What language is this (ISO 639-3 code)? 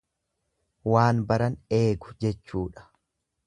orm